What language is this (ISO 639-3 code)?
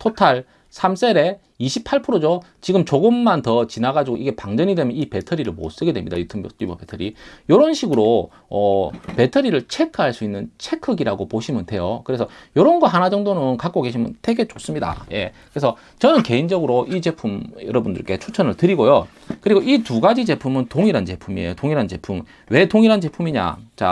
kor